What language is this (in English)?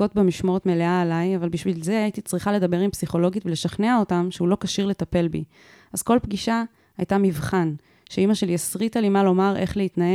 Hebrew